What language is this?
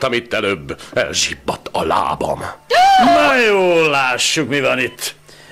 Hungarian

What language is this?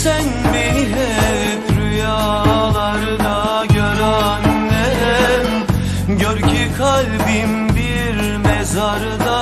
Turkish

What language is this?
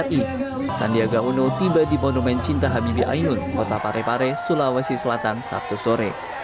Indonesian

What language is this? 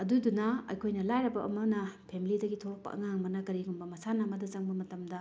Manipuri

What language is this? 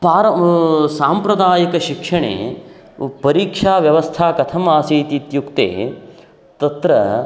Sanskrit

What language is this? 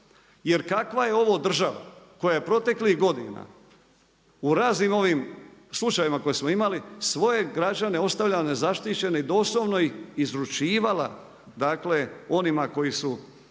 Croatian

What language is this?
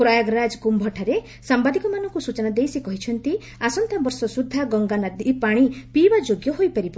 Odia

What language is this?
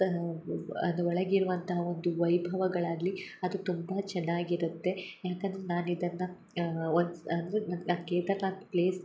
Kannada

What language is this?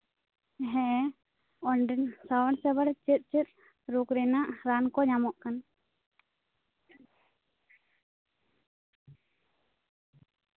Santali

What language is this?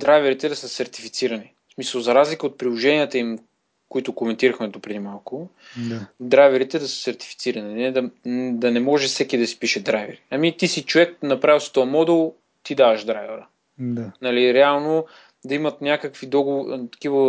Bulgarian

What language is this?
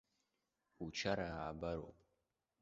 Abkhazian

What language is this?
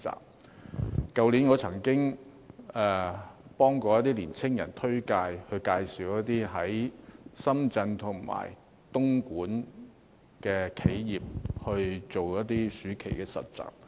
Cantonese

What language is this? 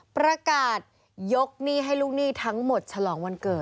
Thai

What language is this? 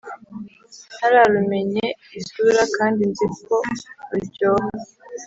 Kinyarwanda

